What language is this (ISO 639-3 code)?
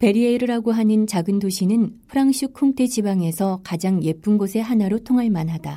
kor